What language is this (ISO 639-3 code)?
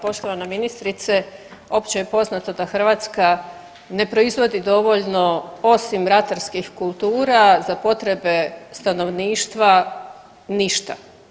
hrv